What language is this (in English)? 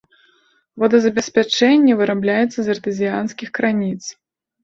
Belarusian